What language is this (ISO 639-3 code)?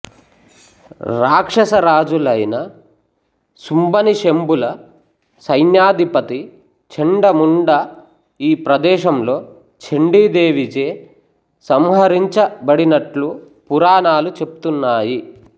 tel